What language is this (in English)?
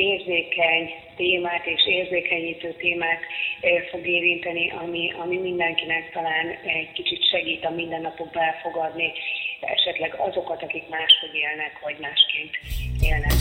Hungarian